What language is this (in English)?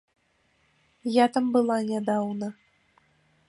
Belarusian